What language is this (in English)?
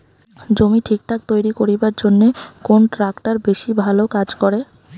Bangla